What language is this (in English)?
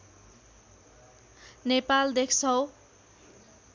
Nepali